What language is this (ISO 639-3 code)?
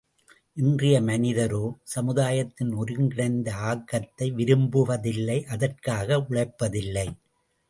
tam